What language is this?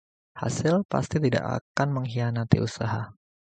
Indonesian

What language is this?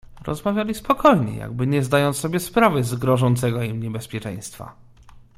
Polish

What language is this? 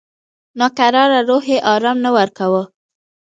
Pashto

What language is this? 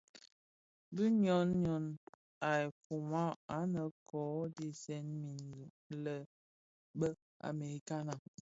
Bafia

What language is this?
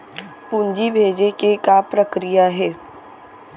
Chhattisgarhi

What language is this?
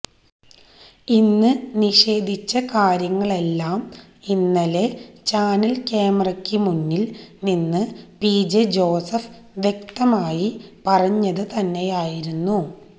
Malayalam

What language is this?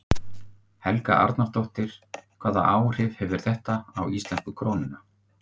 Icelandic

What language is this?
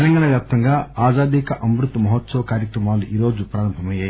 Telugu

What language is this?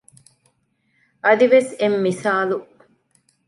Divehi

